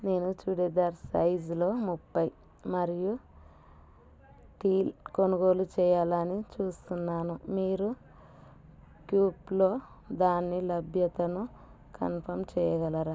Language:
Telugu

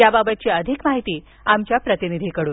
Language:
Marathi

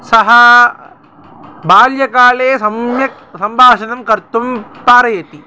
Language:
Sanskrit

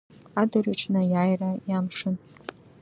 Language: Abkhazian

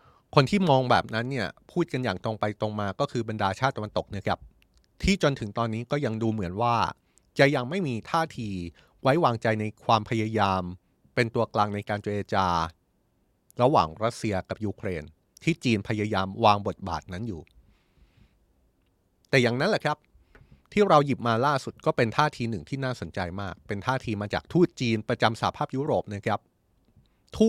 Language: Thai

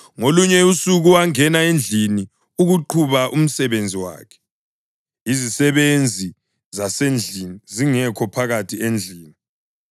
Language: North Ndebele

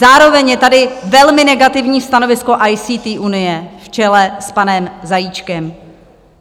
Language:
Czech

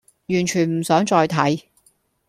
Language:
Cantonese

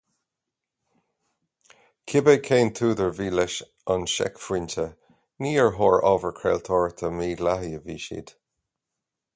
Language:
Irish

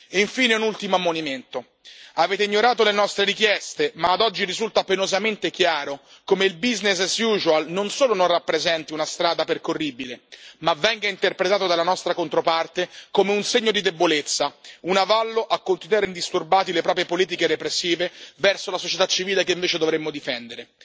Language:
Italian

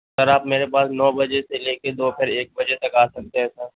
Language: Urdu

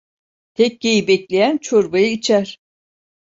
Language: Turkish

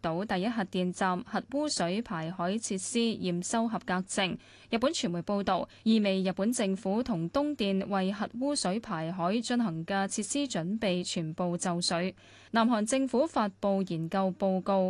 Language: Chinese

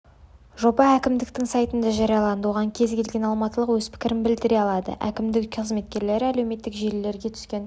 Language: Kazakh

